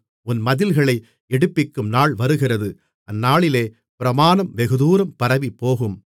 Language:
Tamil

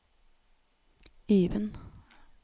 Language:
Norwegian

